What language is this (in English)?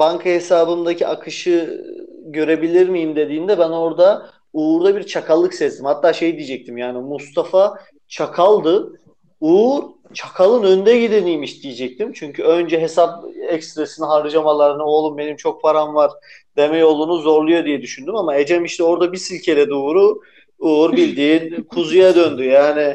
Turkish